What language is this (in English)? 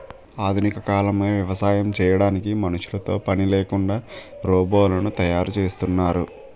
Telugu